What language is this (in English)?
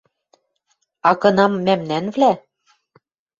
Western Mari